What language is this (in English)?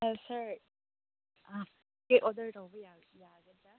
Manipuri